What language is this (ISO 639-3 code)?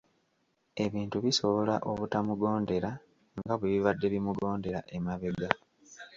lug